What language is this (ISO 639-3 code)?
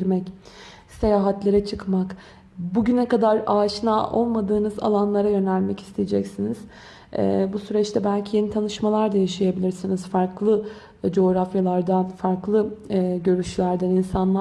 tur